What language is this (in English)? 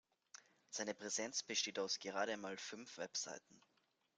German